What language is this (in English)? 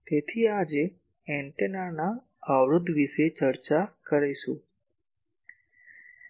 Gujarati